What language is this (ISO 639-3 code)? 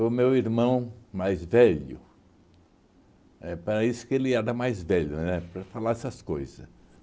por